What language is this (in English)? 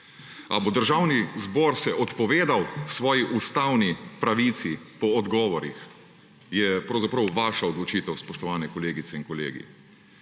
Slovenian